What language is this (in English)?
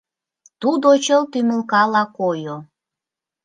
Mari